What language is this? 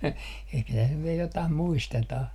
Finnish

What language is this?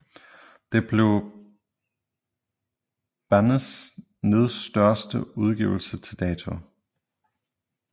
Danish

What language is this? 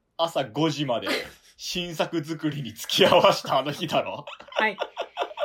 Japanese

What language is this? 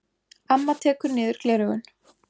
Icelandic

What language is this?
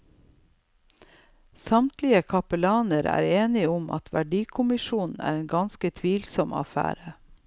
Norwegian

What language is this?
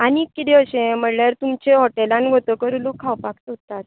Konkani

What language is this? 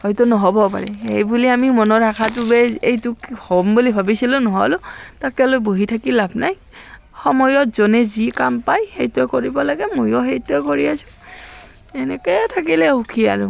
Assamese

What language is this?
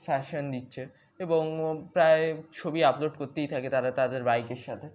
Bangla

